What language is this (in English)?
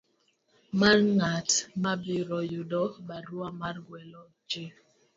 Luo (Kenya and Tanzania)